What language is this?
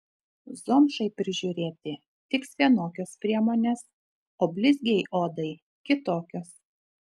Lithuanian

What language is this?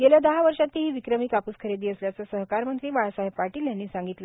Marathi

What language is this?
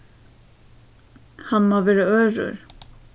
Faroese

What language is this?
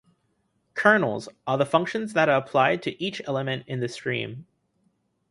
English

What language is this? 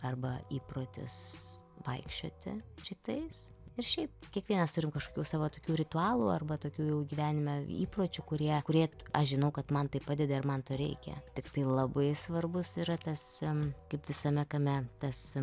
Lithuanian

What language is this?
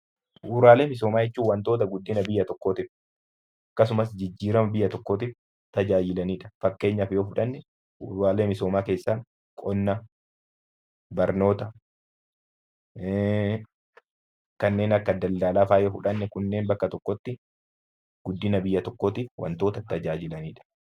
Oromo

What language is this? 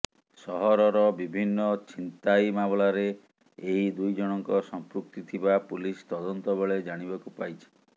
Odia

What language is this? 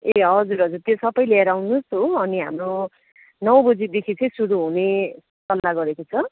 Nepali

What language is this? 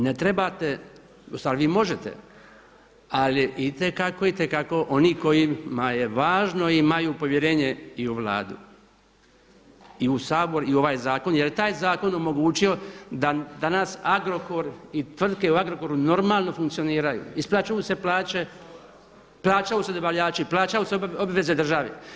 Croatian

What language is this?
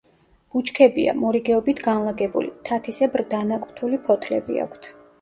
Georgian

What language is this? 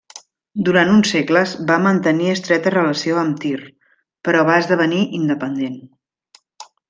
Catalan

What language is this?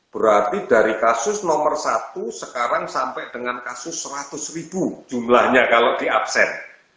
Indonesian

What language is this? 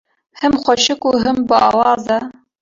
Kurdish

